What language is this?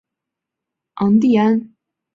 Chinese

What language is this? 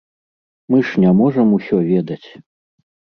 Belarusian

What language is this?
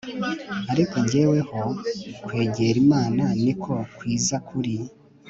Kinyarwanda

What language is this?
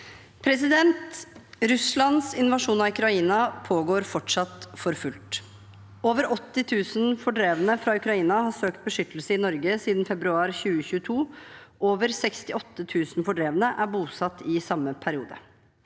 Norwegian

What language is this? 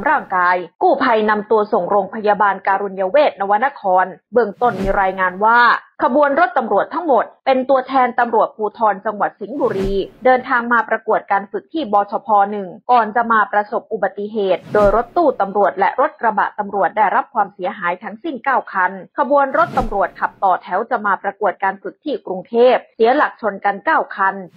Thai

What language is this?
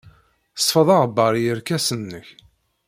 Kabyle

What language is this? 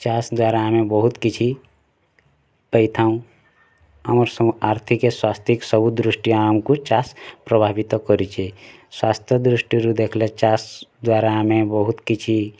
Odia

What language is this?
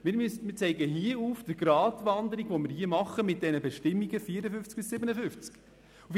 Swiss German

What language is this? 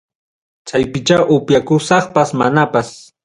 Ayacucho Quechua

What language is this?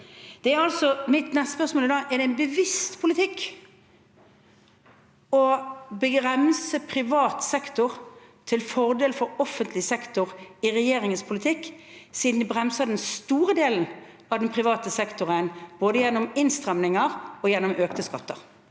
Norwegian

